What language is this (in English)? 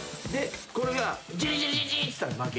Japanese